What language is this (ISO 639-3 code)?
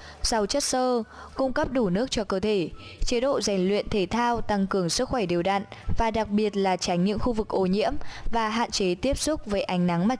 vie